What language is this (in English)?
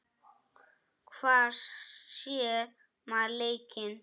Icelandic